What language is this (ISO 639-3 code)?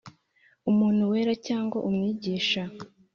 kin